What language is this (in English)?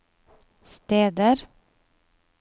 Norwegian